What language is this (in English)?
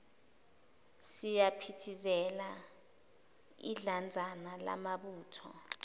Zulu